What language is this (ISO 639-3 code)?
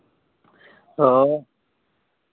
sat